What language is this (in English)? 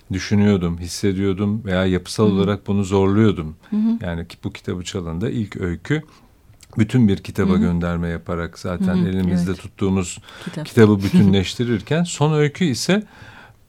Turkish